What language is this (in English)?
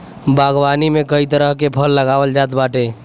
Bhojpuri